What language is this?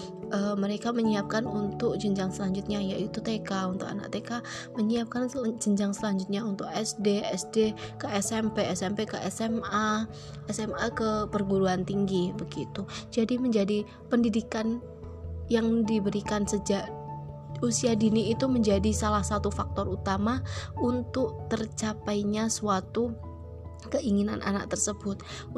Indonesian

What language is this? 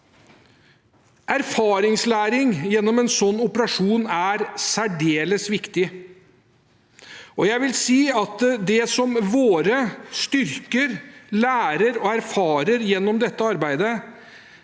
Norwegian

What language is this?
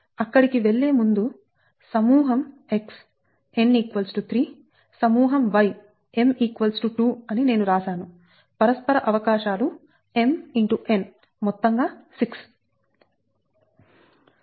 Telugu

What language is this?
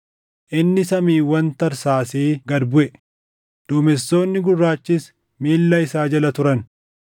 Oromo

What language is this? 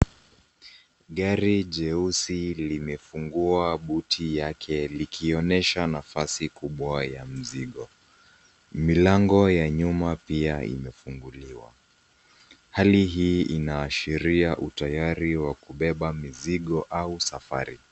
Swahili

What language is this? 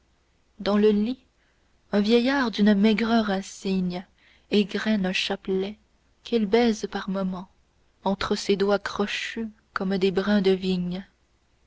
French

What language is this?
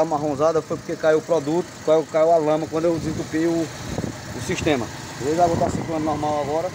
Portuguese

